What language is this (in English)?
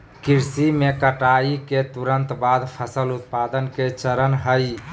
Magahi